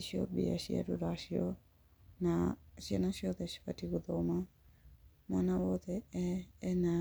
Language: Kikuyu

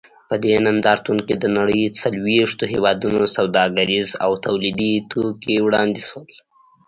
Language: Pashto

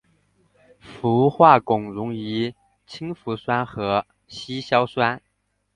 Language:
Chinese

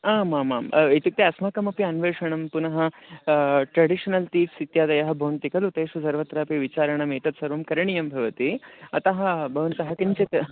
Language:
Sanskrit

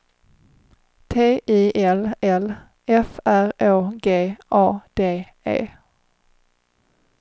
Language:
Swedish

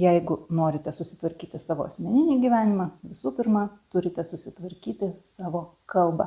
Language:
Lithuanian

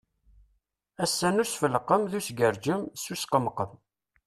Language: Kabyle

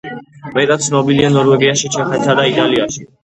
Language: Georgian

